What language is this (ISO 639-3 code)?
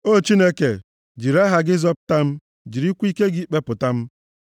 ibo